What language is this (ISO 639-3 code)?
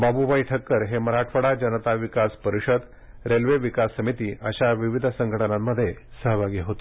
mar